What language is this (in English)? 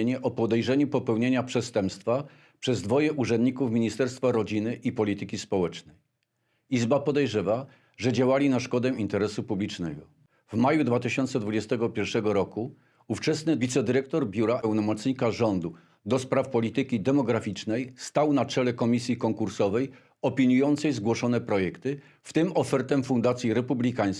Polish